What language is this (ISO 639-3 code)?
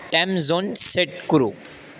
san